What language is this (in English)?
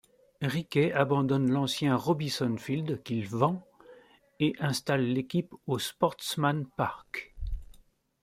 French